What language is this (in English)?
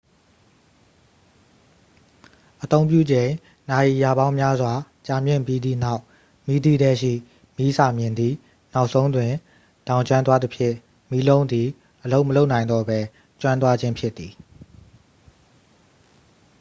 Burmese